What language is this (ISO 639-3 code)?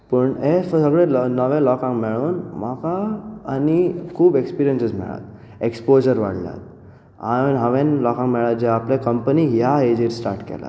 kok